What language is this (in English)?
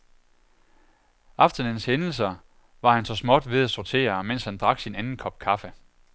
Danish